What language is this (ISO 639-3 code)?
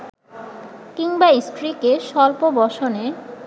ben